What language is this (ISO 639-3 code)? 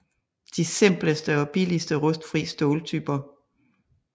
dan